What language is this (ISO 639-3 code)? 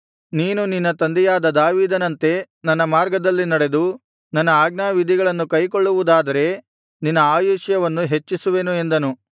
kan